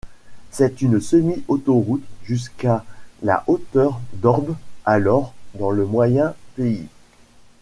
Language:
French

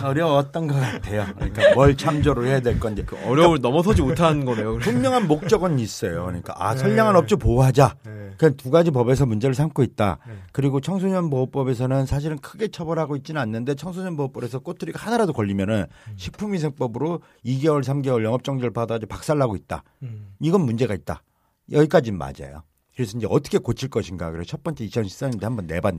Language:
Korean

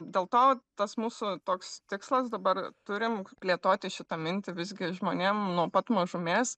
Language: Lithuanian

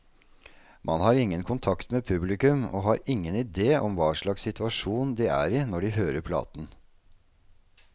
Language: Norwegian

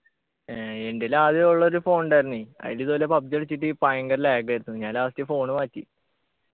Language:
Malayalam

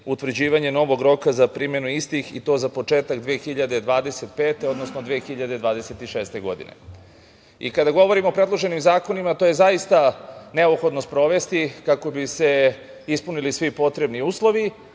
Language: Serbian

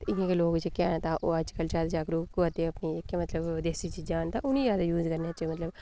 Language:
Dogri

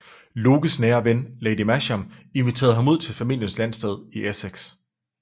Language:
Danish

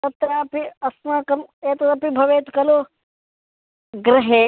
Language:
Sanskrit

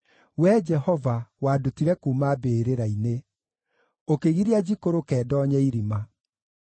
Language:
Kikuyu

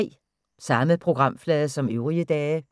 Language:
Danish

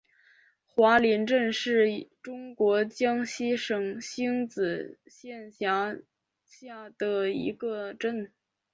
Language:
Chinese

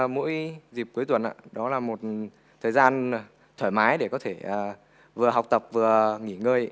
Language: Vietnamese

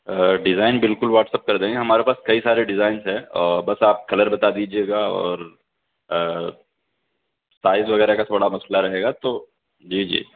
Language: Urdu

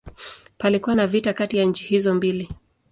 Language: Swahili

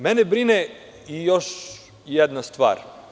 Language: Serbian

